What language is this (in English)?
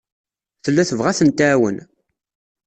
Kabyle